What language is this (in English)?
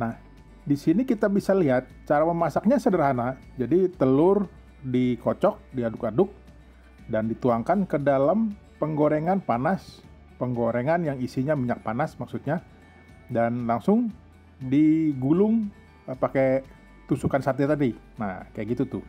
Indonesian